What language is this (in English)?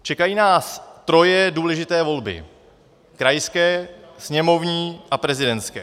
Czech